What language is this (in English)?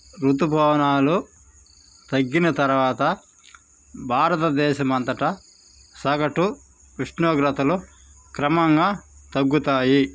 Telugu